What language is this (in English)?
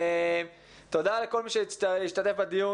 Hebrew